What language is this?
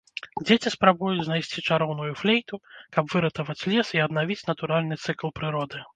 Belarusian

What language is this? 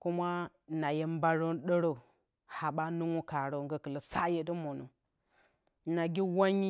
Bacama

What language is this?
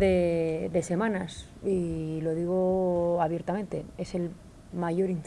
Spanish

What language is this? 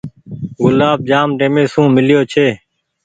Goaria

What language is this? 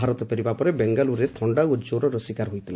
Odia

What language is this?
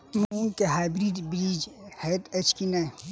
Maithili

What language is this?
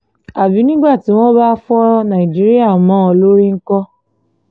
Yoruba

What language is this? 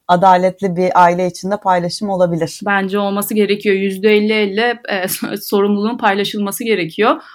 Turkish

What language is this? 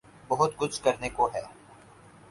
Urdu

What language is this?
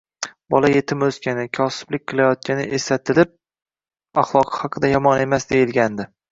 Uzbek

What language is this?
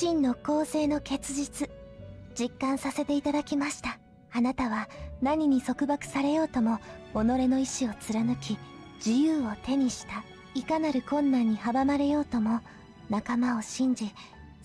Japanese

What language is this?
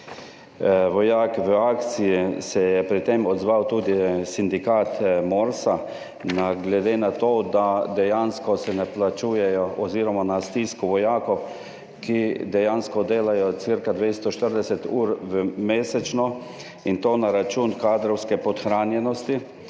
Slovenian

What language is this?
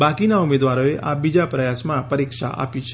Gujarati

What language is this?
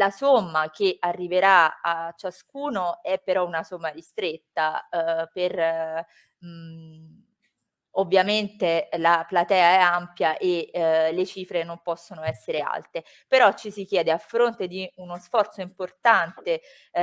Italian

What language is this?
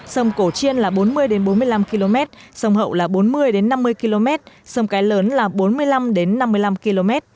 Vietnamese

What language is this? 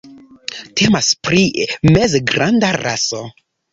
Esperanto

